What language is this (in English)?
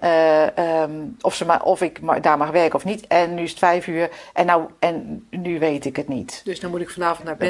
Dutch